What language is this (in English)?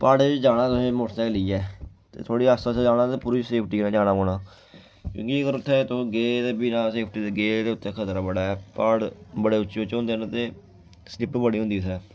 Dogri